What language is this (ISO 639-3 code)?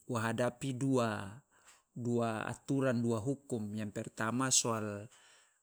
loa